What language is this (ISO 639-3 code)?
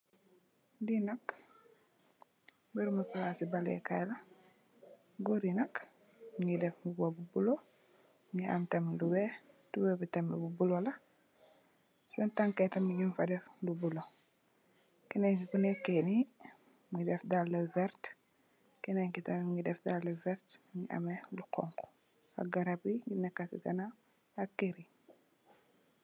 wol